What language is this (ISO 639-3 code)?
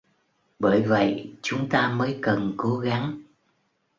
vie